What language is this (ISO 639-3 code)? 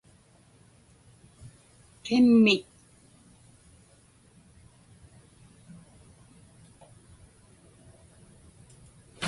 ipk